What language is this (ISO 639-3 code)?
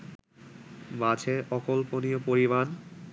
ben